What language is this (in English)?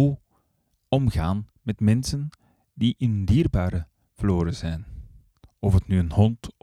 Dutch